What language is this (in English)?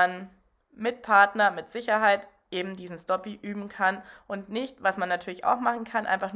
German